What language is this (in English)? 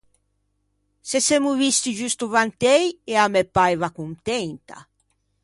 Ligurian